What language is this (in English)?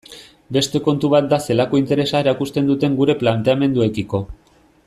Basque